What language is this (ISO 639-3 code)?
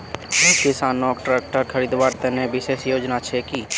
mag